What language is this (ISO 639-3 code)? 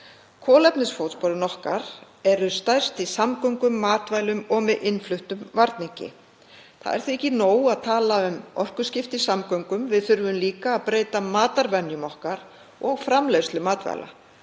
isl